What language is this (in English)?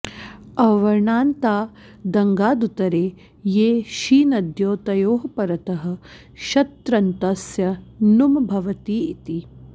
Sanskrit